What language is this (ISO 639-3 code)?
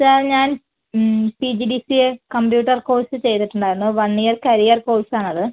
mal